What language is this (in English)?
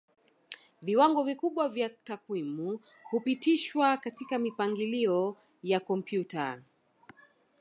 Swahili